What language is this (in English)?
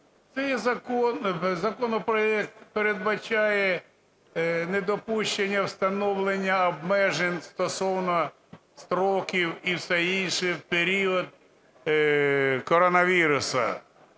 Ukrainian